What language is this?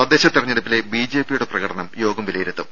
Malayalam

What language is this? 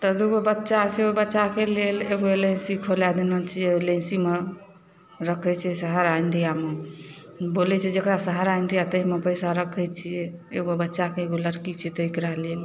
Maithili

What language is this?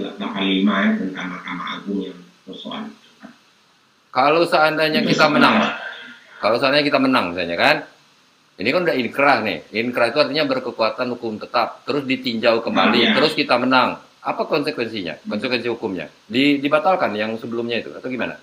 Indonesian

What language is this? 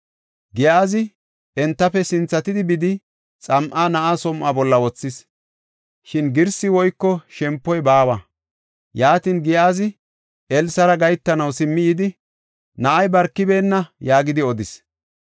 Gofa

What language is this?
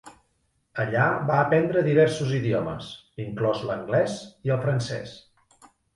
Catalan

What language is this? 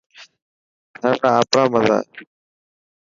Dhatki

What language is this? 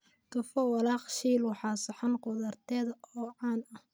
Somali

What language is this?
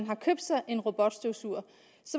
Danish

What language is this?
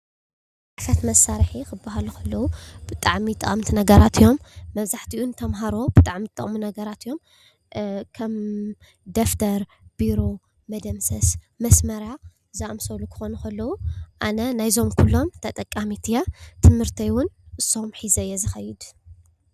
Tigrinya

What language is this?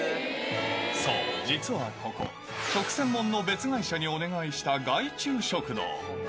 Japanese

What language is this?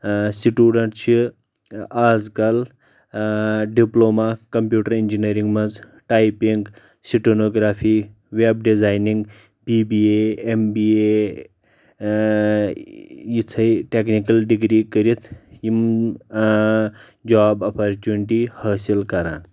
Kashmiri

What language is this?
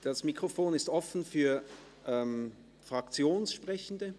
Swiss German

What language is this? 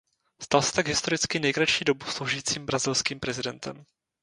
Czech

